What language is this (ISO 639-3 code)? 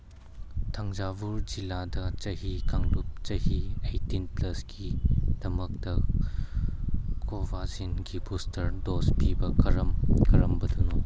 mni